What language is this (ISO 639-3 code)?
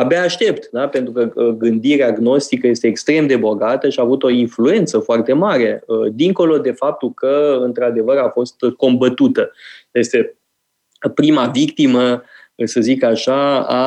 ron